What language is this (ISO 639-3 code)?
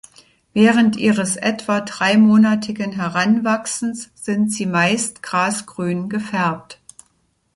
deu